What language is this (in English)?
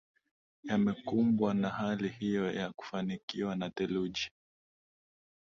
Swahili